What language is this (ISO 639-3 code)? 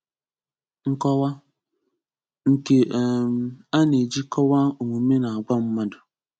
ibo